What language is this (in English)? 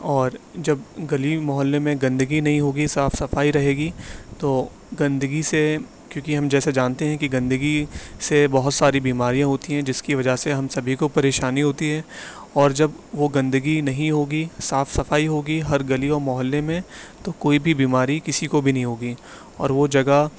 Urdu